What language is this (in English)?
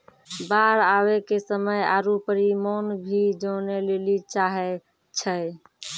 Maithili